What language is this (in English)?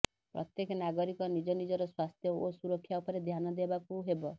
Odia